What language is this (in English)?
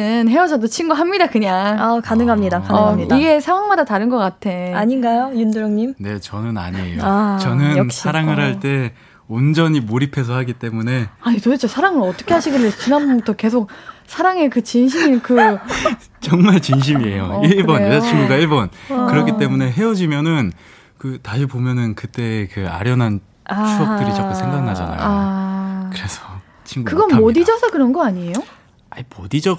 Korean